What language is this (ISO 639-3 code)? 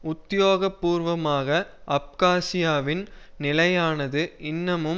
tam